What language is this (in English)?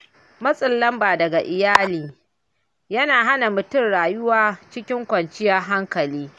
Hausa